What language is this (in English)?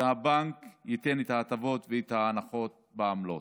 Hebrew